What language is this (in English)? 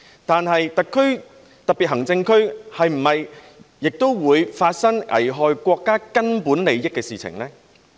Cantonese